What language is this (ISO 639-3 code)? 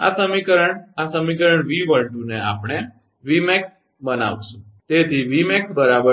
guj